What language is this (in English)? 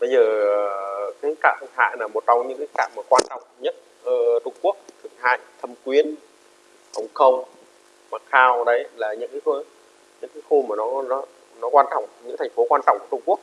Vietnamese